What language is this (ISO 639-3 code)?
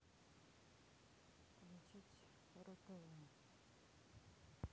rus